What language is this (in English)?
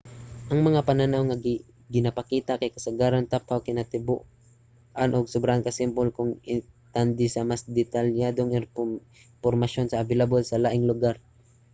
Cebuano